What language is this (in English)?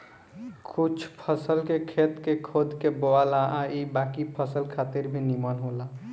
Bhojpuri